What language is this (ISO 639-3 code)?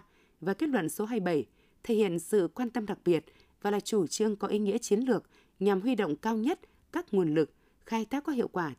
vie